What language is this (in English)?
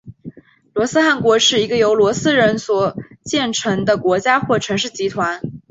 Chinese